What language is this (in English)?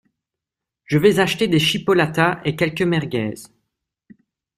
French